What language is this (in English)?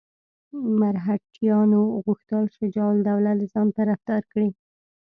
Pashto